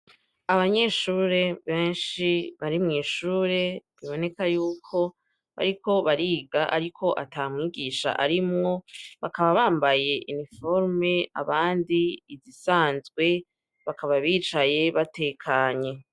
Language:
Rundi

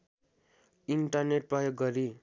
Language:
Nepali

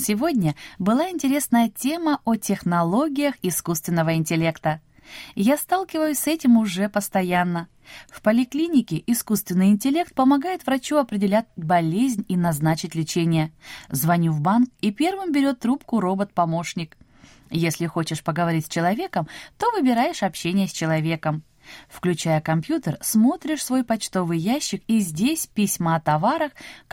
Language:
Russian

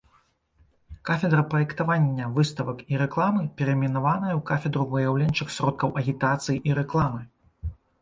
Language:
Belarusian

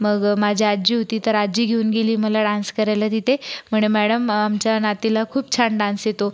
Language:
Marathi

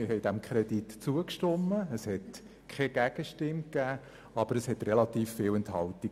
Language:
Swiss German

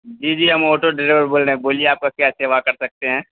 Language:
Urdu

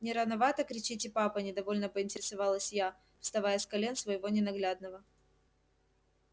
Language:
Russian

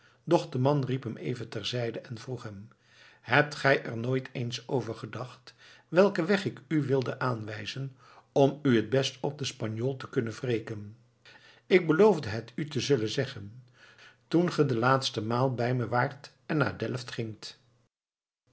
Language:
Dutch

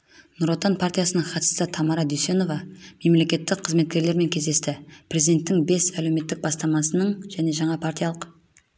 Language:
Kazakh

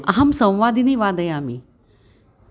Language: Sanskrit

